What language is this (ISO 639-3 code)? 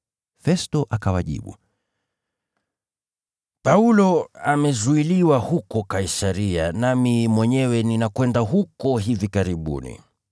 swa